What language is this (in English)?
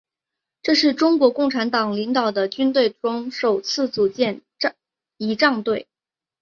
Chinese